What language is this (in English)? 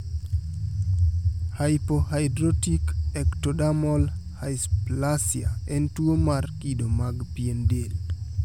Luo (Kenya and Tanzania)